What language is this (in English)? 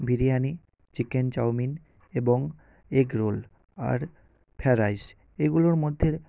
Bangla